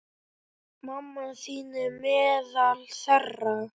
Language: Icelandic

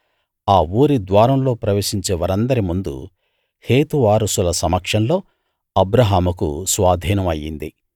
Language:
Telugu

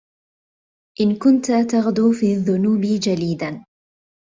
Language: Arabic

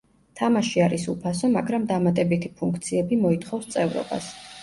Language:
Georgian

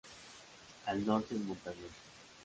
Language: Spanish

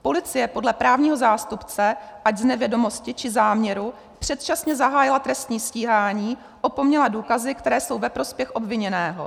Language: Czech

